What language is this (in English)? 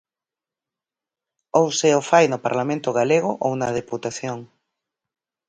Galician